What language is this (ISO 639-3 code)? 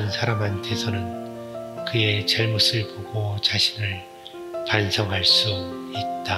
kor